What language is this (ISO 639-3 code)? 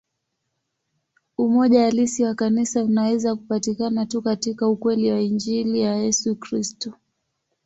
swa